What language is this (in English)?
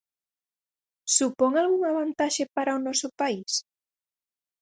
Galician